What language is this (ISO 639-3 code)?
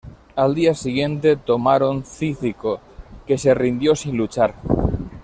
spa